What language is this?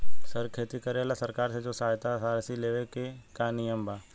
Bhojpuri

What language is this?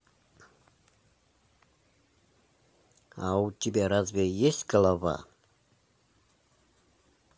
Russian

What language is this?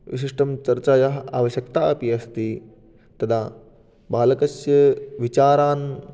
Sanskrit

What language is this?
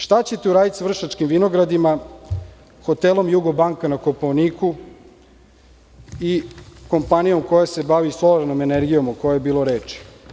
Serbian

